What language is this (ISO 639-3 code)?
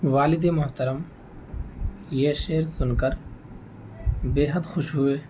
urd